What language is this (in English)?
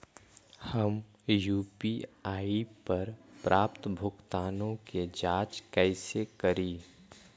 Magahi